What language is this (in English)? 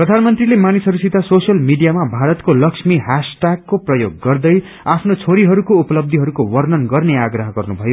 Nepali